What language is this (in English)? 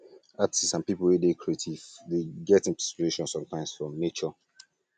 Nigerian Pidgin